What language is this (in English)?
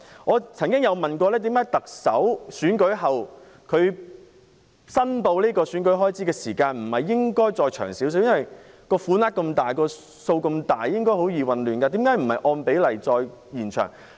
Cantonese